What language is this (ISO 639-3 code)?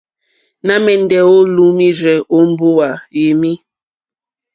bri